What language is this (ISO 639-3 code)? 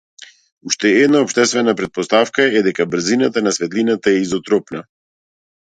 mkd